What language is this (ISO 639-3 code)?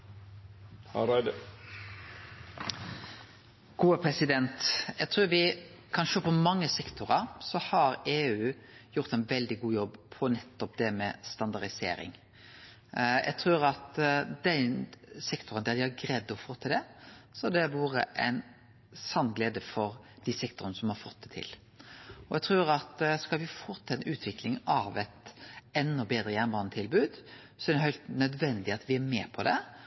nno